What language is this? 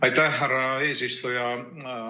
Estonian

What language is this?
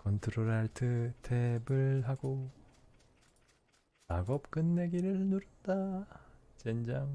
Korean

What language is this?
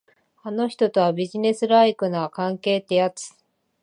Japanese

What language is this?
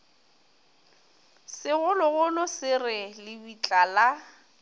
Northern Sotho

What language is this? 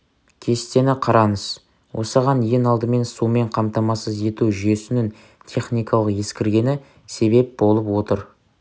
Kazakh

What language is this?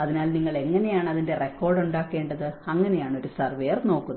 Malayalam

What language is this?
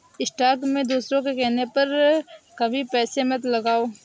Hindi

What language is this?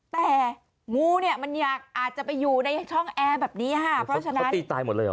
Thai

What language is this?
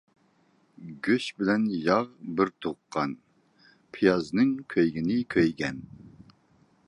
Uyghur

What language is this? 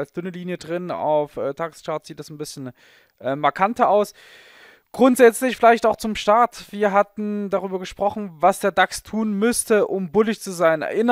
German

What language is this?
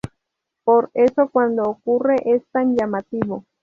Spanish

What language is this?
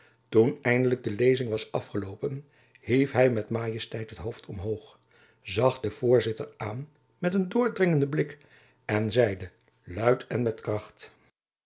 Dutch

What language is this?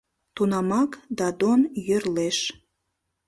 Mari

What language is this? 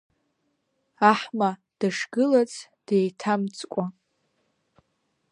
Abkhazian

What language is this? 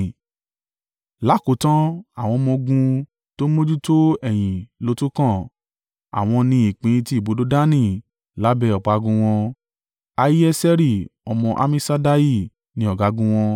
Yoruba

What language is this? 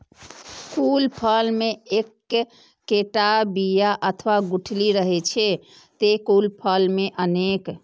Maithili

